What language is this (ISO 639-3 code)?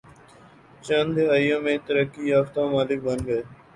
urd